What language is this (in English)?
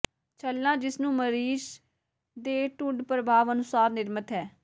Punjabi